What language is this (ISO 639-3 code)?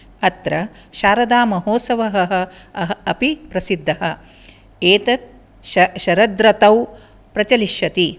san